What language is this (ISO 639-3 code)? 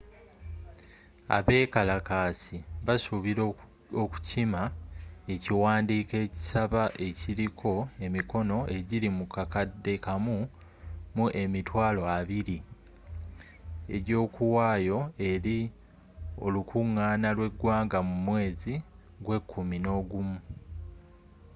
lug